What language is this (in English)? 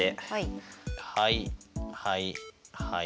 Japanese